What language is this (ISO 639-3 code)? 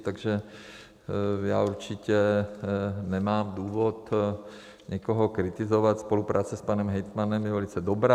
ces